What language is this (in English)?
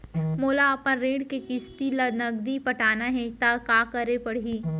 Chhattisgarhi